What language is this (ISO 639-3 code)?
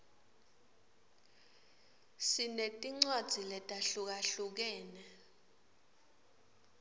ssw